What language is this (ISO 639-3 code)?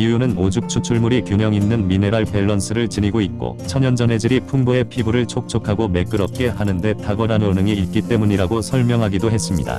kor